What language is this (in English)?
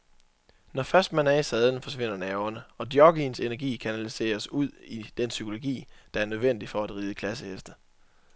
Danish